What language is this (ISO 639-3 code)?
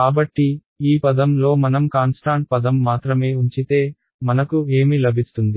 tel